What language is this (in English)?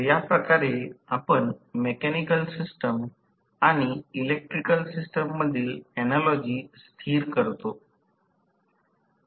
Marathi